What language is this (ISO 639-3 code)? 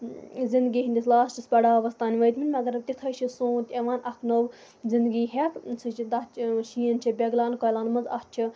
kas